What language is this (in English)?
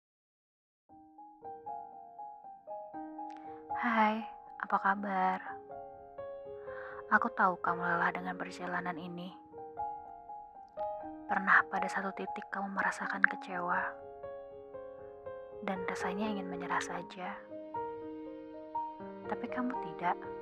Indonesian